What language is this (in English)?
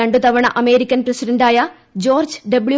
Malayalam